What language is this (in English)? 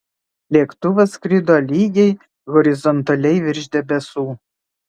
Lithuanian